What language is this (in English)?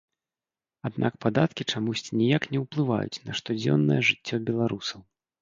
Belarusian